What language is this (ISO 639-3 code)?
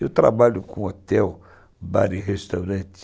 por